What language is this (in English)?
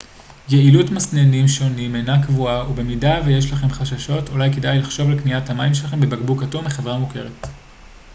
Hebrew